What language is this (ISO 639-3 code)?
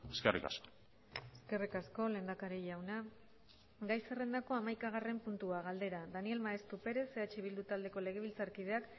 eus